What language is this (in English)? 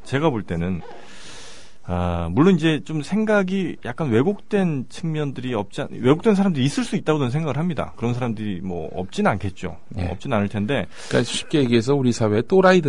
Korean